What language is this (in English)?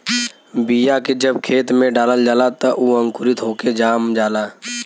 Bhojpuri